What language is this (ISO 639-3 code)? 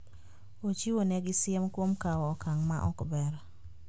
luo